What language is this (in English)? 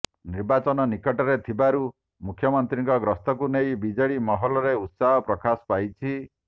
Odia